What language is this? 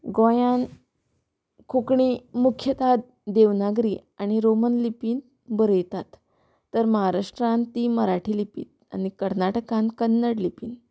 Konkani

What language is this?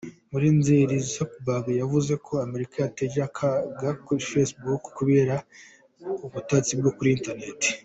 Kinyarwanda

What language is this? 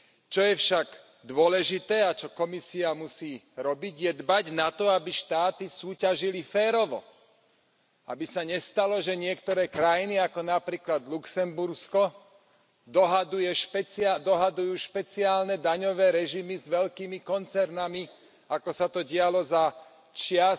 Slovak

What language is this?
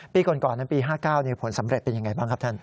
Thai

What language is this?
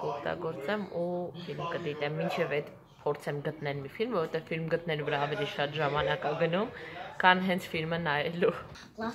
Hindi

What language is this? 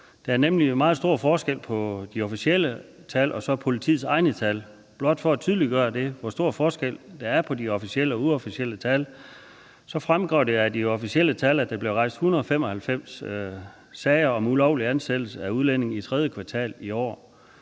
Danish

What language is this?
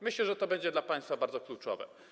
Polish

